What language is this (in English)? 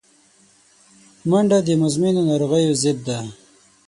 Pashto